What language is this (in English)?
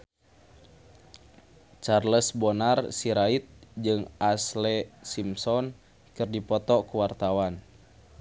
Sundanese